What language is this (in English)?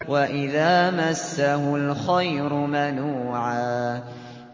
Arabic